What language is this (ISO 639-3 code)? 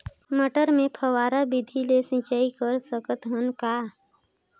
hne